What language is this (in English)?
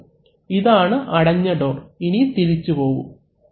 Malayalam